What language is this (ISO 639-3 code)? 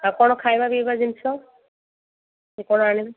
ori